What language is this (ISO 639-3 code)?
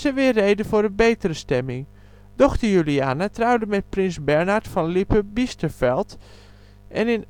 nld